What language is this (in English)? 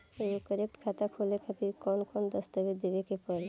Bhojpuri